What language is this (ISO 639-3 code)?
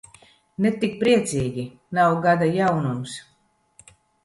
lav